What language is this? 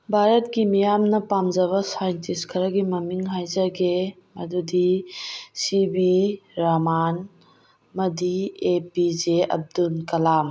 Manipuri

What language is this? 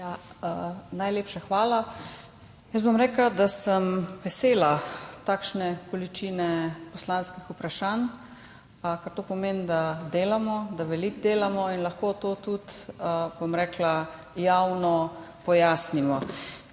Slovenian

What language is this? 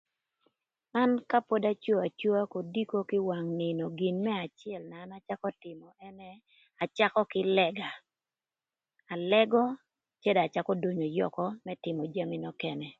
Thur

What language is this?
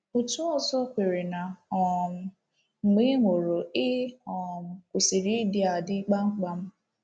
Igbo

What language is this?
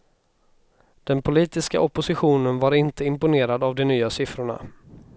Swedish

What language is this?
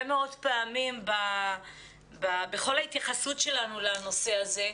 Hebrew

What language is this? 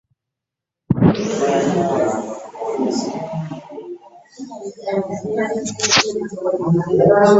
Ganda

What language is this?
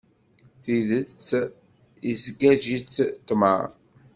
Kabyle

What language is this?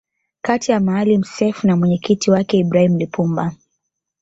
Swahili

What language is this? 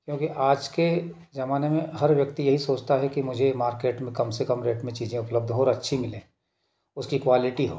Hindi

